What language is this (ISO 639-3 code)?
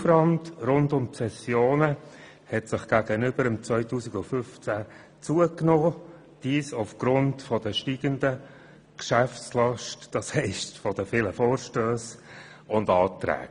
gsw